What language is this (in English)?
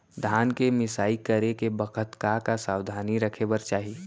Chhattisgarhi